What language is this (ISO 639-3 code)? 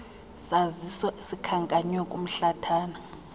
xho